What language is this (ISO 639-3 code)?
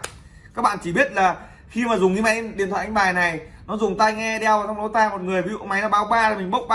vie